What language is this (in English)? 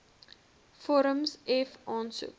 Afrikaans